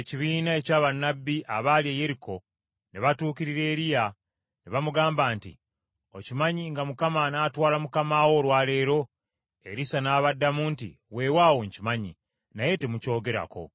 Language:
Ganda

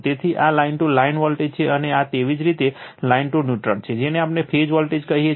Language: Gujarati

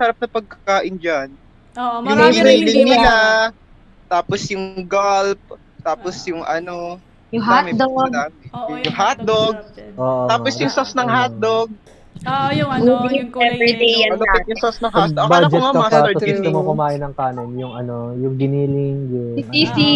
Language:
Filipino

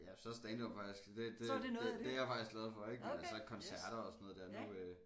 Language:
Danish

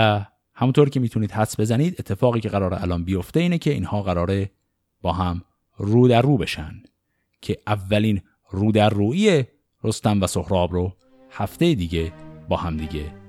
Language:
Persian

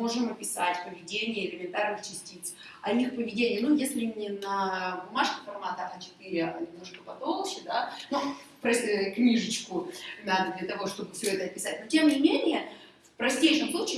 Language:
Russian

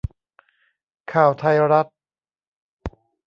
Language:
Thai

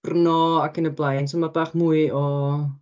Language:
Welsh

